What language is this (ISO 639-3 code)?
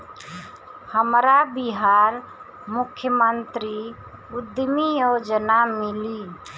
bho